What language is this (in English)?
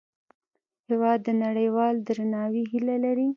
Pashto